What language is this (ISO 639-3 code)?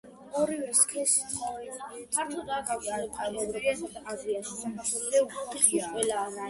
kat